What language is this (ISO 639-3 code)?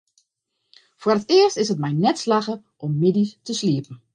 fry